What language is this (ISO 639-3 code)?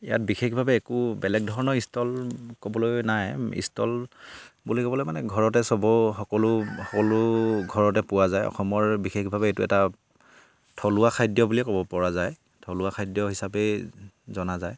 asm